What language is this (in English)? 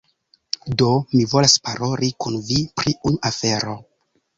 Esperanto